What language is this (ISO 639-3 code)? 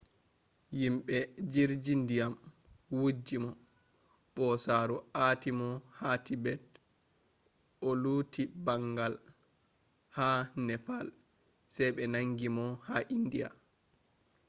ful